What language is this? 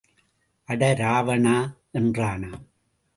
Tamil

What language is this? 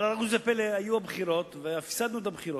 Hebrew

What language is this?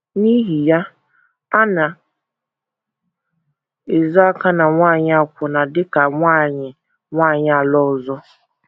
Igbo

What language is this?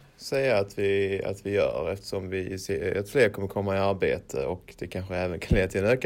Swedish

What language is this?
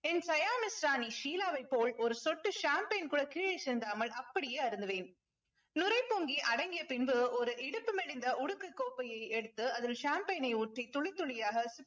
Tamil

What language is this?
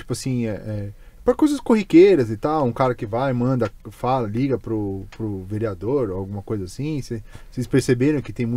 Portuguese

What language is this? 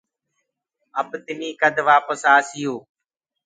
Gurgula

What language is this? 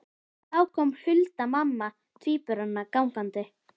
Icelandic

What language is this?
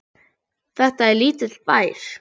Icelandic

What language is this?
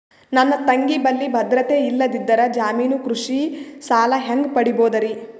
Kannada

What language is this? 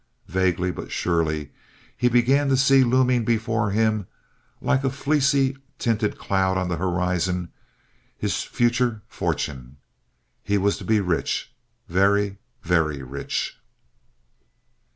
English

